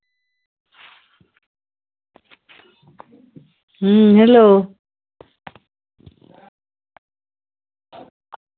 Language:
Santali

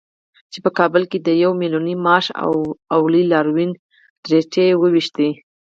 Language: Pashto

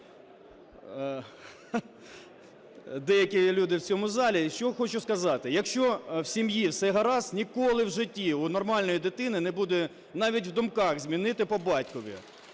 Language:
Ukrainian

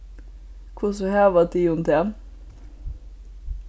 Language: Faroese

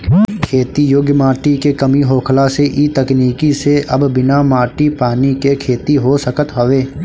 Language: Bhojpuri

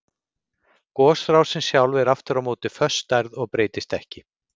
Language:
Icelandic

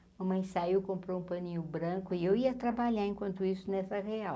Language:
Portuguese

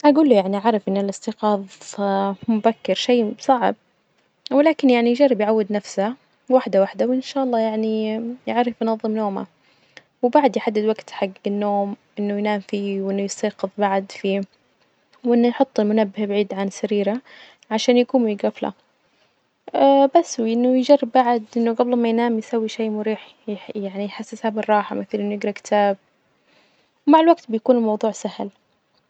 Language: Najdi Arabic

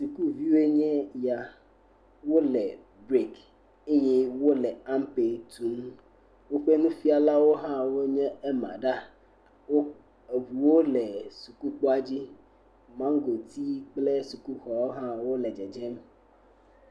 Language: Ewe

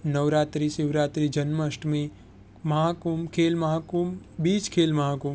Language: Gujarati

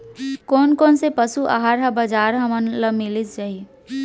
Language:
Chhattisgarhi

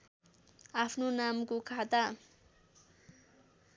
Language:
Nepali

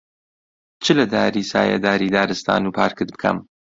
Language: Central Kurdish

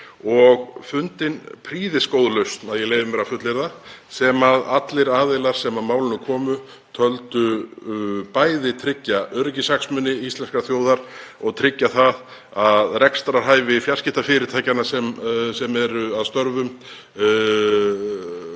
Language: Icelandic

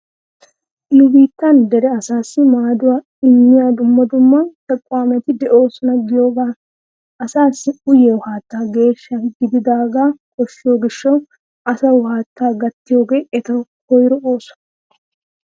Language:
Wolaytta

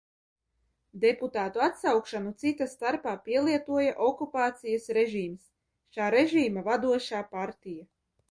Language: Latvian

